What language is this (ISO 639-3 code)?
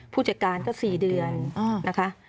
tha